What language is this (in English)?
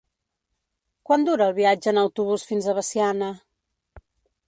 Catalan